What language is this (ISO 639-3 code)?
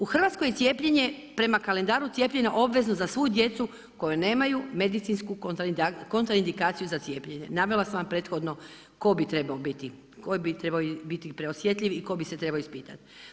hrv